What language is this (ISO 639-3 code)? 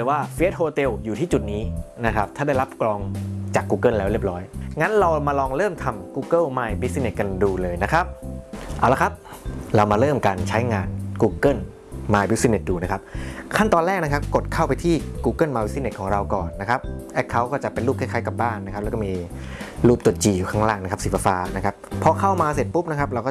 tha